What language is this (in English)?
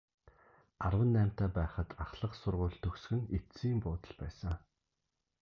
Mongolian